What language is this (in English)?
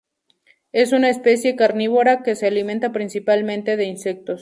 Spanish